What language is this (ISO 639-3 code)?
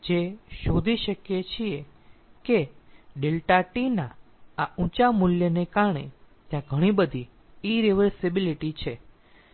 guj